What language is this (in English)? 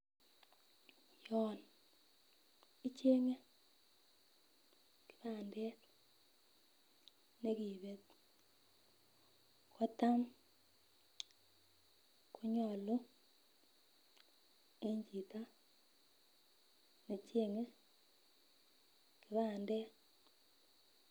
Kalenjin